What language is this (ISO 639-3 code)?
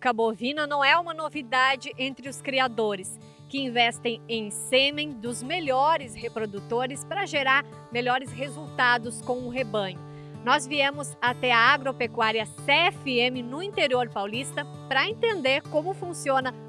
por